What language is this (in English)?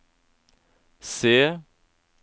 Norwegian